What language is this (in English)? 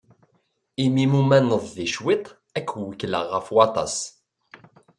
Kabyle